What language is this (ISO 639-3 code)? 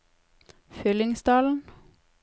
nor